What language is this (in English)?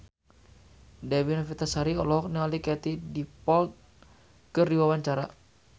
Sundanese